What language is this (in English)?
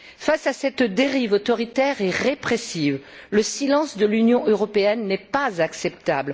French